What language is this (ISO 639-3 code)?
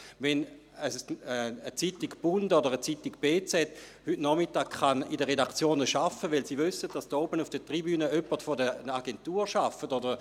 gsw